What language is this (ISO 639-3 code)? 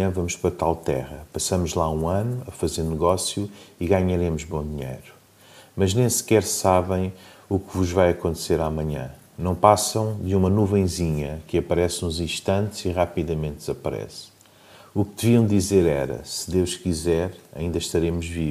por